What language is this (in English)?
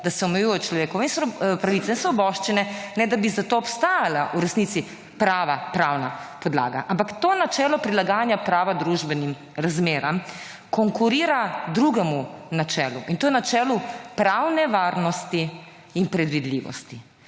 Slovenian